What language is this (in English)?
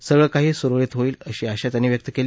Marathi